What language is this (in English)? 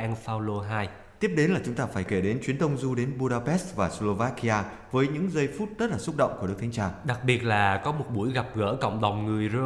Vietnamese